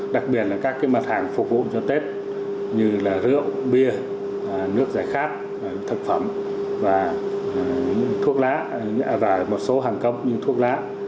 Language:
Vietnamese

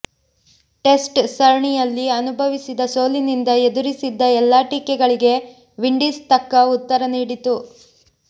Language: Kannada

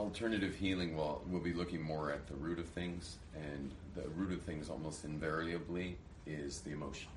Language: English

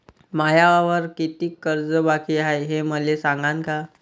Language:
Marathi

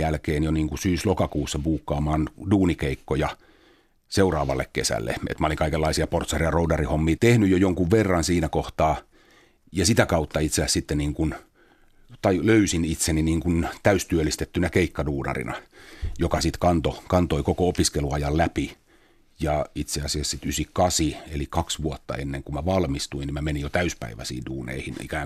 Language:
Finnish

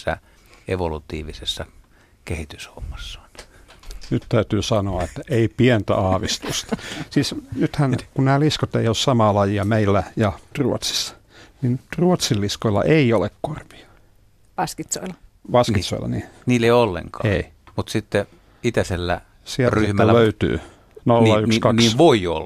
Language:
Finnish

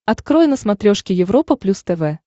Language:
Russian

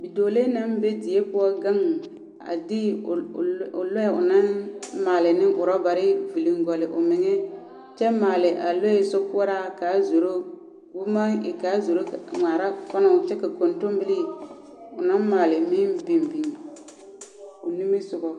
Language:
Southern Dagaare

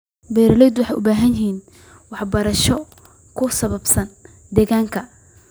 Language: Somali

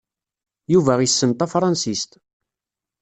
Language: Kabyle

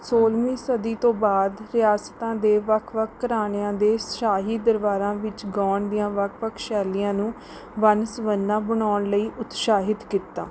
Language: Punjabi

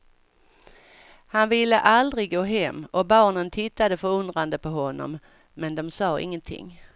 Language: Swedish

